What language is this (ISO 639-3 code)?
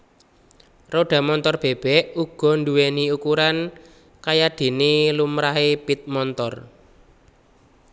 jav